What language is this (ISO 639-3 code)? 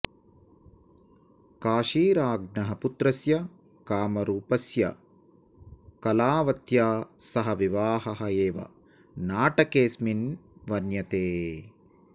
san